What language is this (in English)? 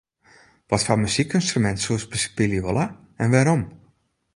Western Frisian